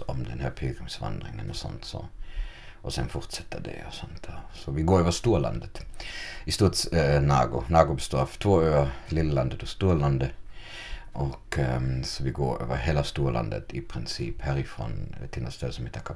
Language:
Swedish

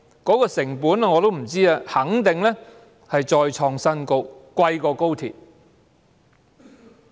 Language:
Cantonese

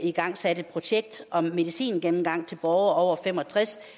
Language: Danish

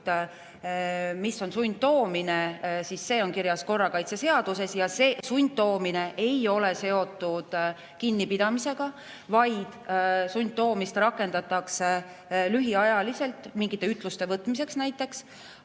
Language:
Estonian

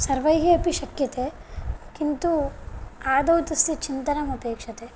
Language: Sanskrit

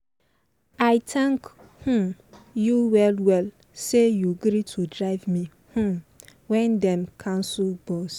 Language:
Nigerian Pidgin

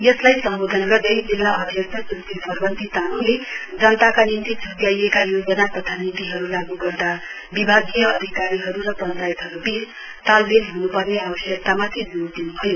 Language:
Nepali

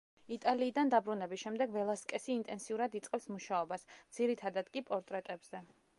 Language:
Georgian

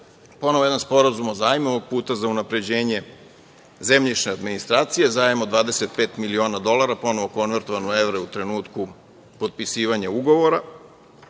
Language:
Serbian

